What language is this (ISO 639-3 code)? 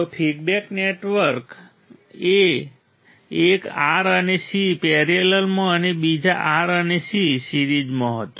guj